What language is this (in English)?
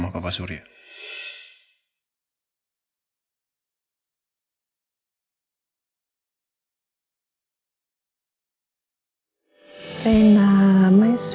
Indonesian